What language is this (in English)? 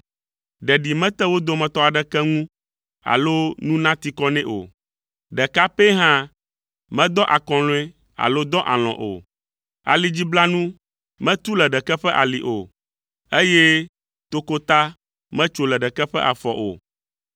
Ewe